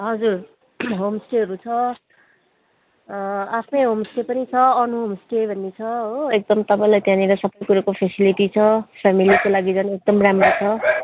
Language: Nepali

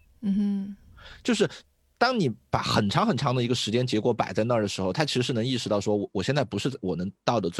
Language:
Chinese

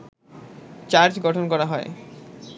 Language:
Bangla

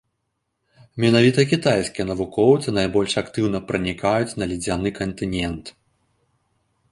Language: Belarusian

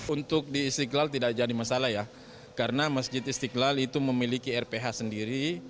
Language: Indonesian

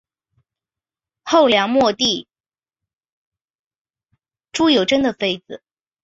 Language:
Chinese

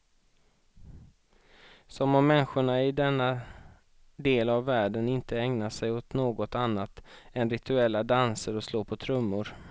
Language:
Swedish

